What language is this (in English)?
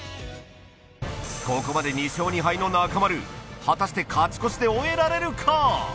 Japanese